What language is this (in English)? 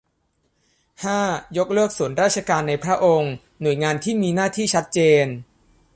Thai